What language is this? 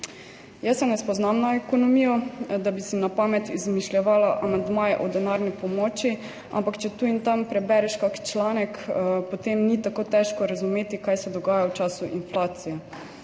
Slovenian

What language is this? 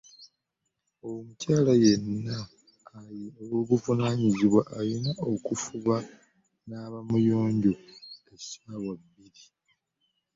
Ganda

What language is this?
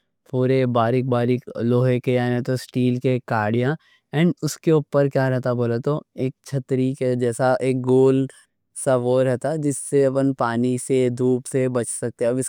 Deccan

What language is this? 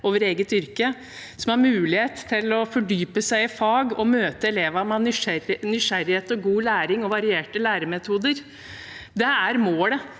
Norwegian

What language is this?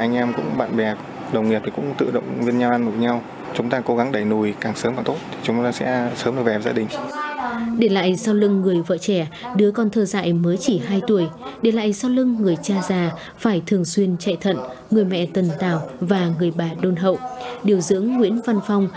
Vietnamese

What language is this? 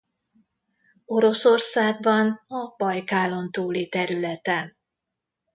Hungarian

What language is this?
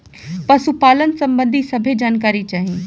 Bhojpuri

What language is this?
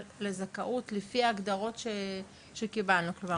Hebrew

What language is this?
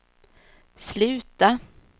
Swedish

